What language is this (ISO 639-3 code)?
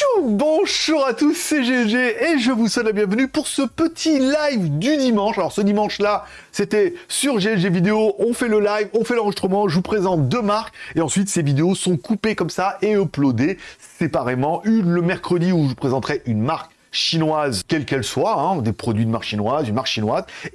fra